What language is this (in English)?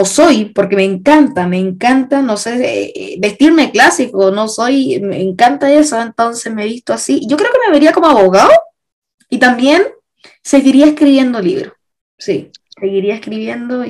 Spanish